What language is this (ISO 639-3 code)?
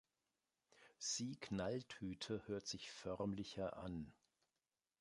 deu